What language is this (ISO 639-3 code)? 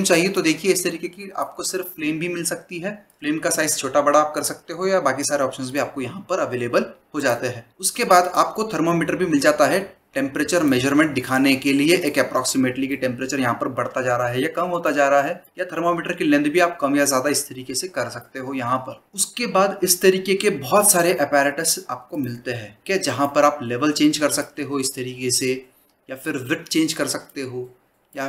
hin